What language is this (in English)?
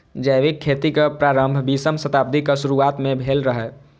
Maithili